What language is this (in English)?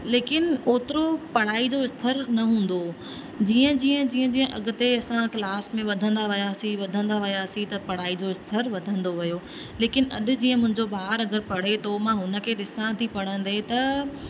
Sindhi